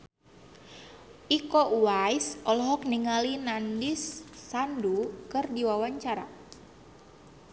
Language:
Sundanese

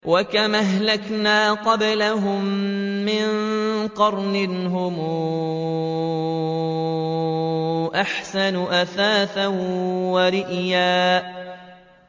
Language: Arabic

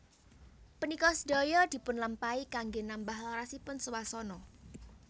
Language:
Javanese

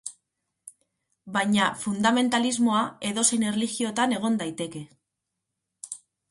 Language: Basque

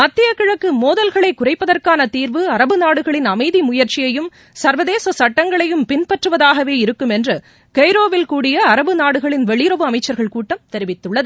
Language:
Tamil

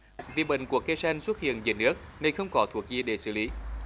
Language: Vietnamese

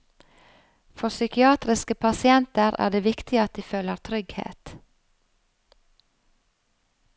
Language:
Norwegian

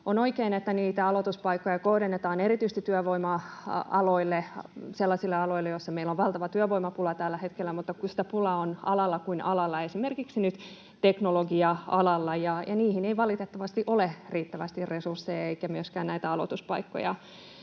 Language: Finnish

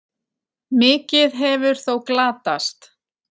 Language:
Icelandic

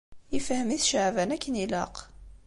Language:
Kabyle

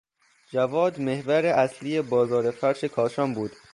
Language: Persian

